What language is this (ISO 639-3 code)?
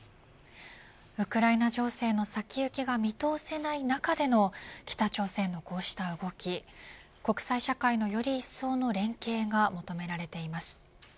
jpn